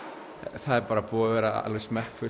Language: Icelandic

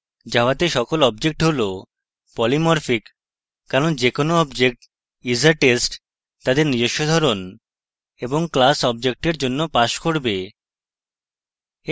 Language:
Bangla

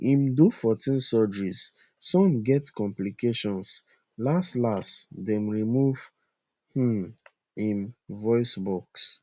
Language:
Nigerian Pidgin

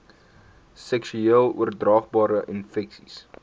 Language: Afrikaans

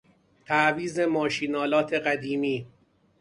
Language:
Persian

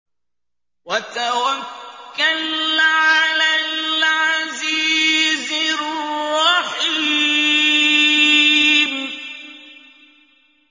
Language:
Arabic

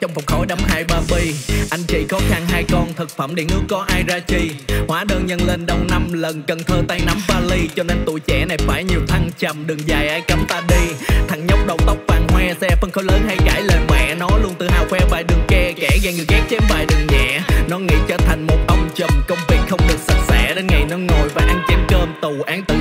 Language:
Vietnamese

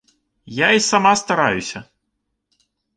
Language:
Belarusian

